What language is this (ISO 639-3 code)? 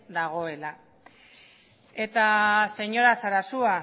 eus